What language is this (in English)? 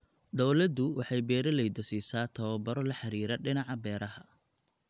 Somali